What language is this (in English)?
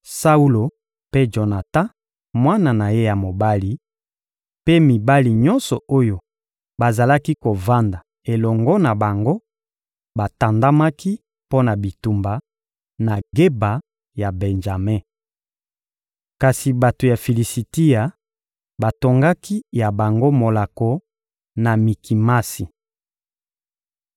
Lingala